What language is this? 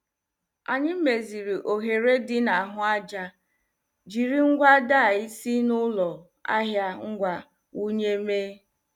Igbo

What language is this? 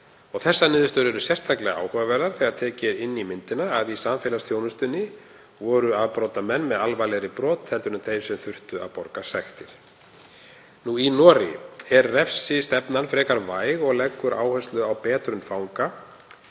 Icelandic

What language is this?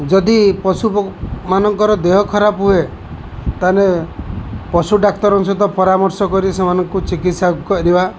Odia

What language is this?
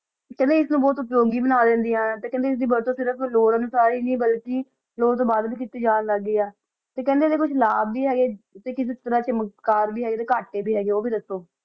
Punjabi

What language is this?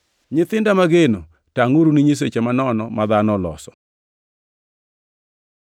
Luo (Kenya and Tanzania)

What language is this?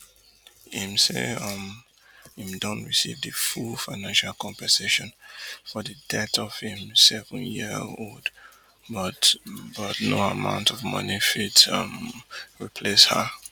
Nigerian Pidgin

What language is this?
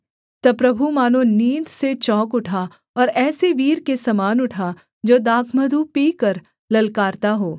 Hindi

